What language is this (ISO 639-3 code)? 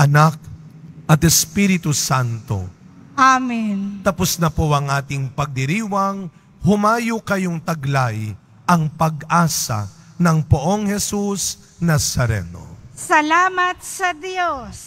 fil